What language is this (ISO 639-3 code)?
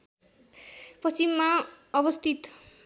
nep